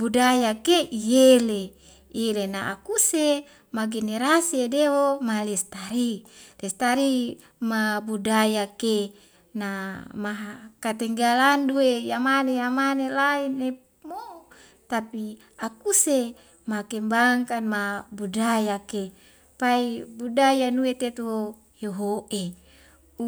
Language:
Wemale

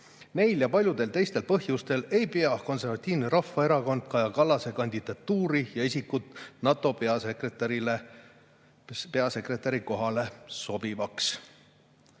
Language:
Estonian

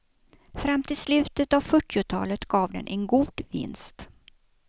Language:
Swedish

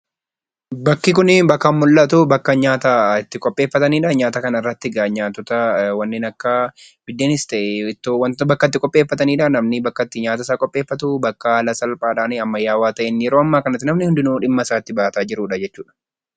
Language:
Oromo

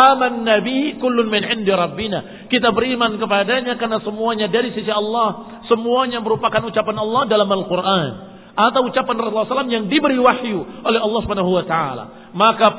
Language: Indonesian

